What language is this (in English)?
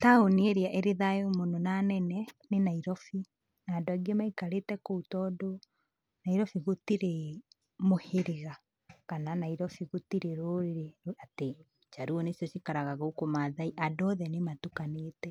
Kikuyu